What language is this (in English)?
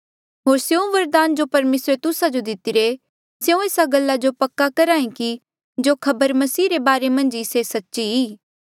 Mandeali